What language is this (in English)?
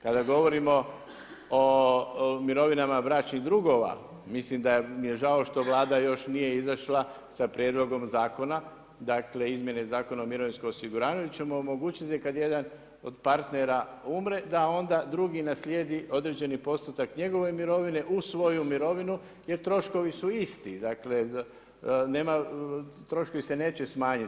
Croatian